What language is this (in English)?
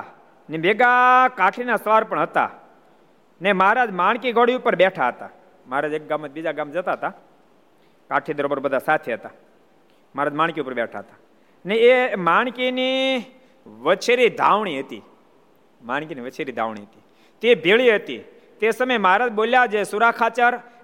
Gujarati